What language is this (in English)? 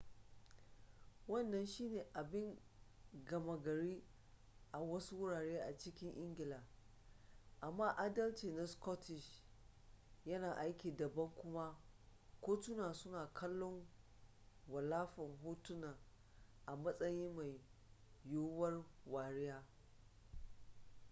Hausa